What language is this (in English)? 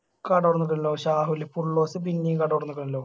Malayalam